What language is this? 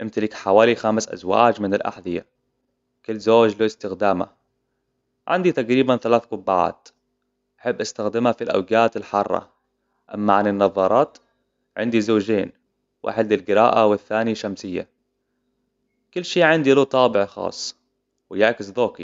Hijazi Arabic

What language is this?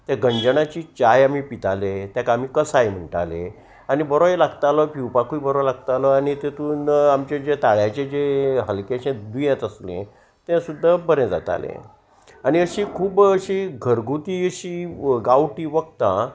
Konkani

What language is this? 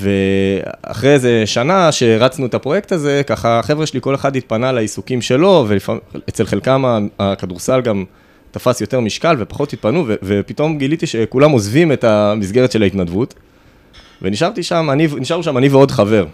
Hebrew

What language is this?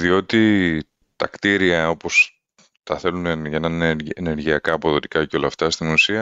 Greek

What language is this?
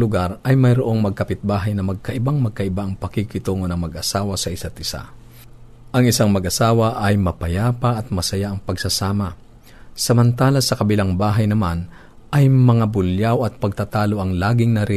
Filipino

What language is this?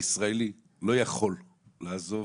Hebrew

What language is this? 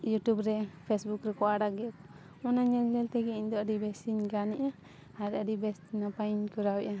Santali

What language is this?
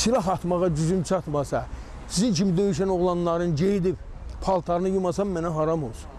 Azerbaijani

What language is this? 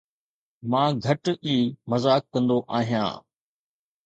Sindhi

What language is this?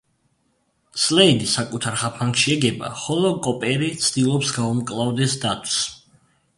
Georgian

